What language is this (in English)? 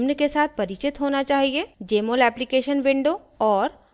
Hindi